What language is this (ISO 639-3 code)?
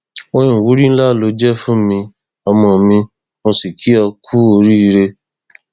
yor